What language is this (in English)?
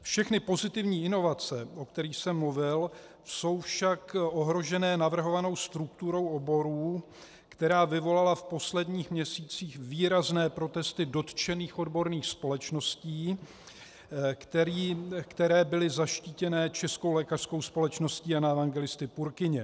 Czech